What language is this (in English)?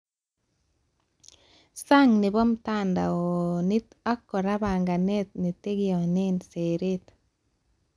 Kalenjin